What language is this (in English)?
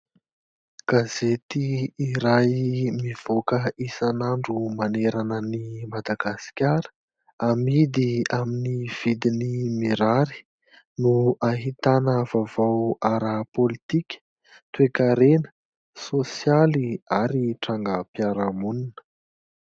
Malagasy